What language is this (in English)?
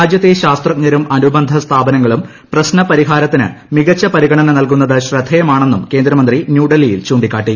Malayalam